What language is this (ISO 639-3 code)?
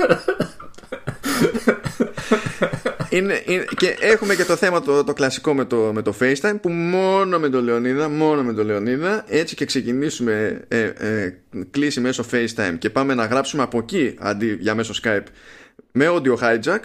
ell